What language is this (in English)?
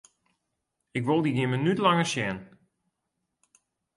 Western Frisian